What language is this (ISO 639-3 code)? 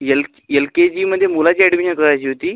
mar